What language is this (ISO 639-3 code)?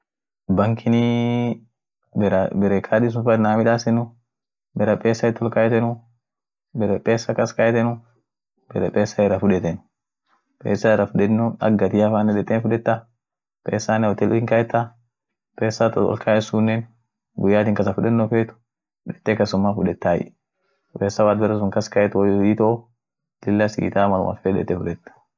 orc